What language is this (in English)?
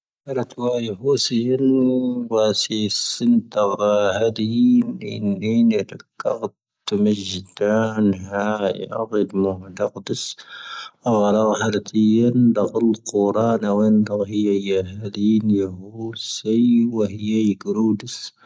Tahaggart Tamahaq